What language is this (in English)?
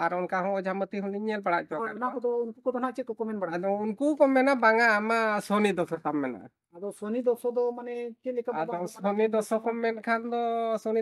Indonesian